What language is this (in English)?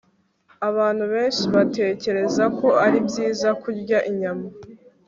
Kinyarwanda